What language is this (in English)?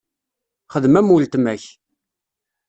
Kabyle